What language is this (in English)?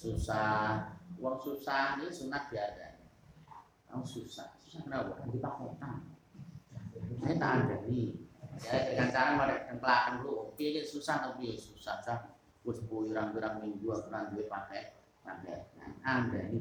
Indonesian